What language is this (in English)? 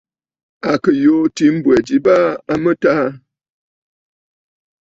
Bafut